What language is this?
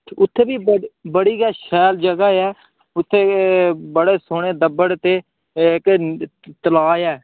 Dogri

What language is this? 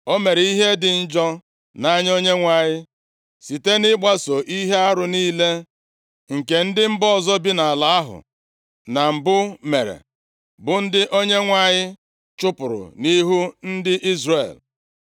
Igbo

